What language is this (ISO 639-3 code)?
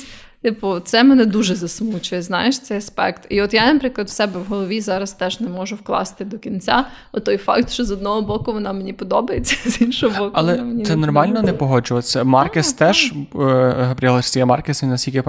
ukr